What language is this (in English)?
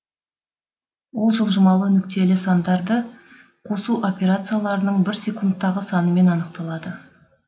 Kazakh